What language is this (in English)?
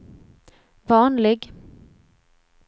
Swedish